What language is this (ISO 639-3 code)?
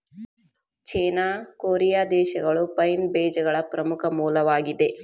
kan